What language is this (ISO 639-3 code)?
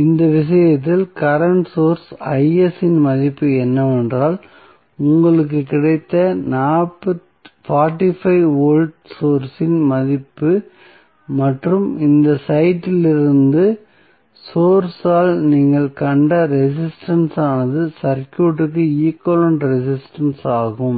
tam